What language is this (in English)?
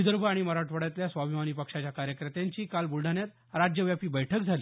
Marathi